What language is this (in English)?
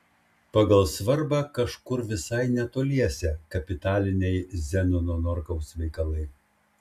Lithuanian